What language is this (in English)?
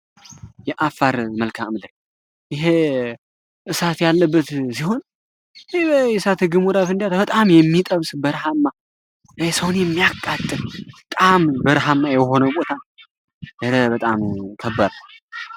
Amharic